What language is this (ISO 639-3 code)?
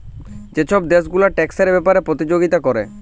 ben